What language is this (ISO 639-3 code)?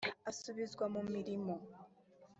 kin